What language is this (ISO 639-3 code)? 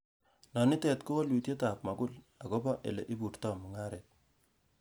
kln